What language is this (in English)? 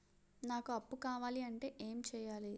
Telugu